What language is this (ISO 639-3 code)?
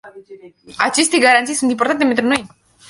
ron